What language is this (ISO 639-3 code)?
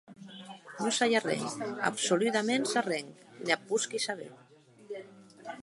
oci